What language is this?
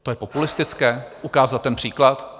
Czech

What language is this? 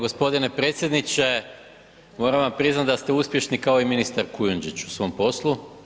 Croatian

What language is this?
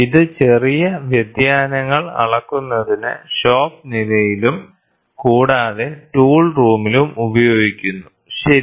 Malayalam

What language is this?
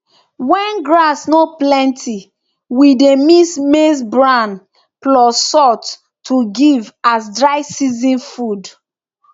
Nigerian Pidgin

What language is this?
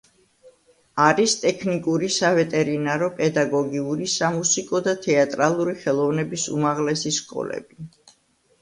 Georgian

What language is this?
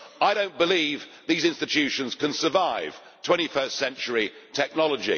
English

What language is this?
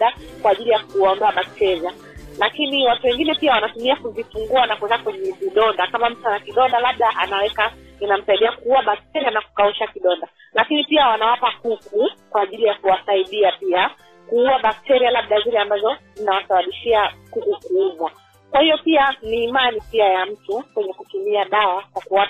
Swahili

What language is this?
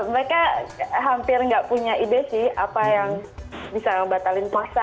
Indonesian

